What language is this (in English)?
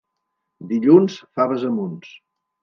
Catalan